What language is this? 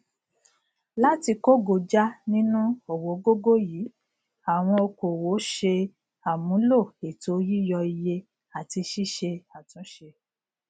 Yoruba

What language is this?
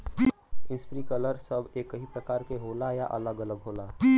Bhojpuri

